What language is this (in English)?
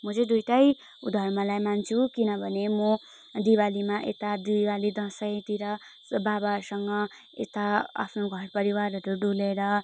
Nepali